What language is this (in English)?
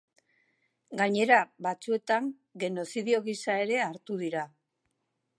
Basque